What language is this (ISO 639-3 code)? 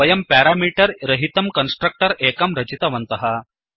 san